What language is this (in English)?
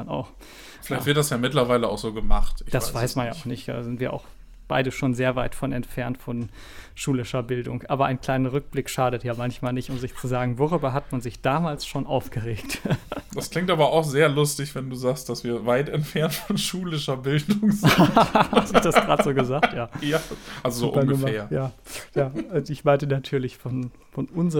German